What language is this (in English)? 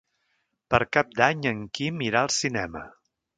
Catalan